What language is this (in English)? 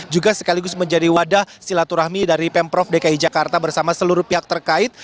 Indonesian